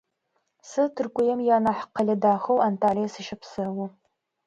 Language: Adyghe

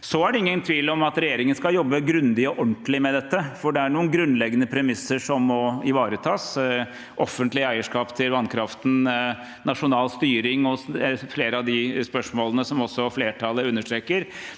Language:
Norwegian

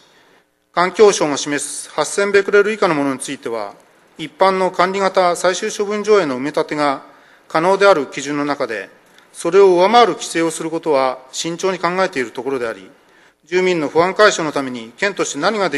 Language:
Japanese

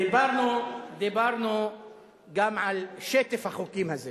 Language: Hebrew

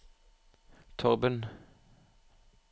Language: Norwegian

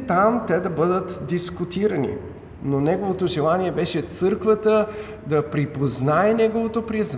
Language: Bulgarian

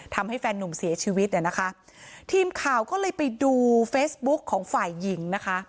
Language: Thai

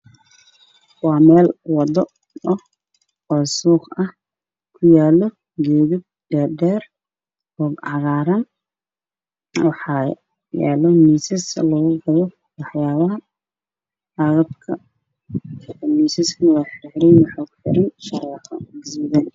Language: Somali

